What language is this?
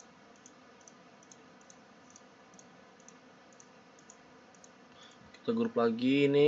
Indonesian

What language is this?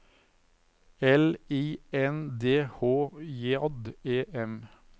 Norwegian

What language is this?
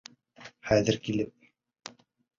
Bashkir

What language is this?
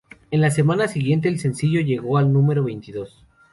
Spanish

